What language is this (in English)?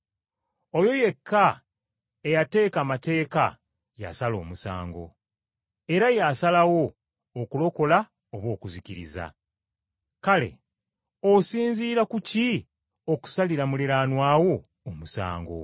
Ganda